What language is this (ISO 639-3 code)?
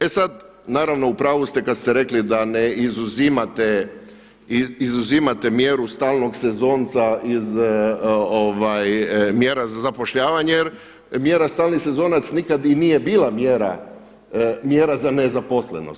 hrv